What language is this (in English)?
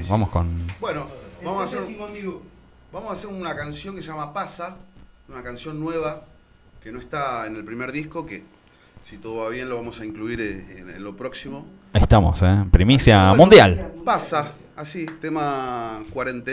Spanish